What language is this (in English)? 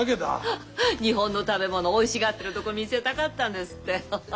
Japanese